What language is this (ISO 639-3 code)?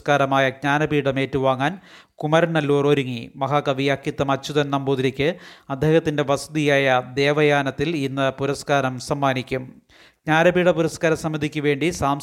mal